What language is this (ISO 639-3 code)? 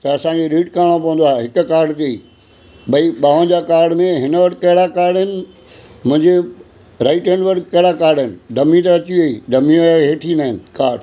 snd